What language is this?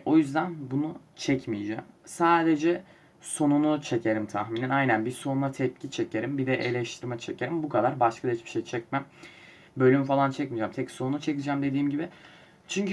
Turkish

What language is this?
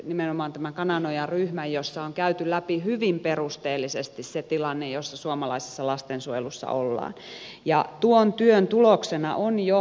Finnish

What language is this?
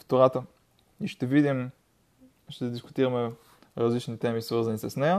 Bulgarian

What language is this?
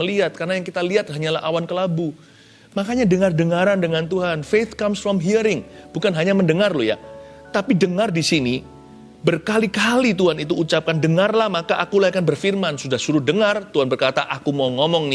Indonesian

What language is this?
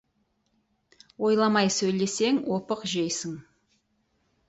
Kazakh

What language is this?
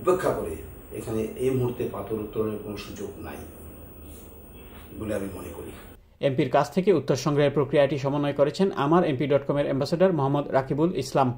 Italian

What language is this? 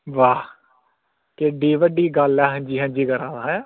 Dogri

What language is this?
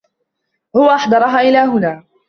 Arabic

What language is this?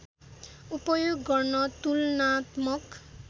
Nepali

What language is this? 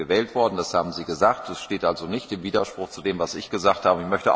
German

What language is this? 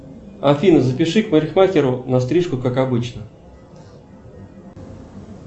Russian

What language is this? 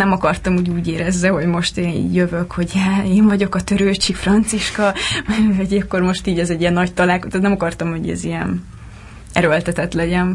Hungarian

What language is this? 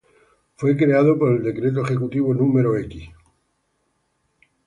Spanish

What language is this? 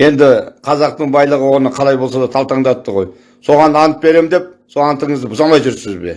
Turkish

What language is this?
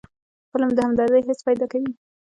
Pashto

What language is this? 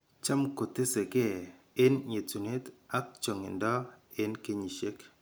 Kalenjin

